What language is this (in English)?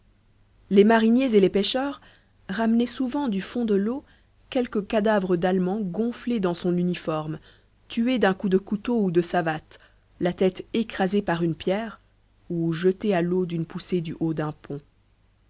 French